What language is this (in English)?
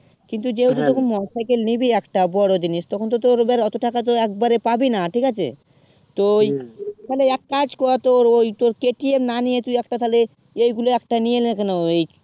Bangla